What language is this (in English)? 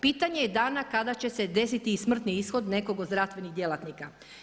Croatian